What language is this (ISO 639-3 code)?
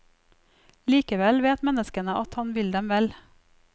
nor